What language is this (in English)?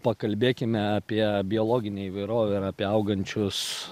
Lithuanian